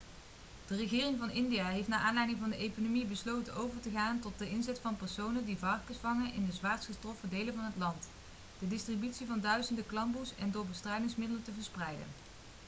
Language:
Dutch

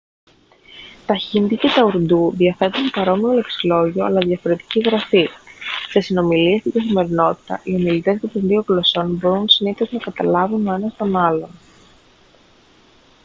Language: Greek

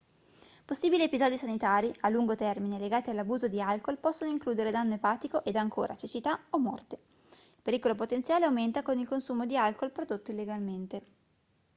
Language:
Italian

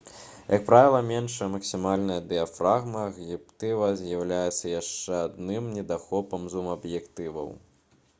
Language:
Belarusian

